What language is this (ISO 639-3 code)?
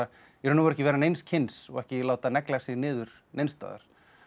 isl